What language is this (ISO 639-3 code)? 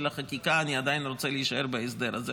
heb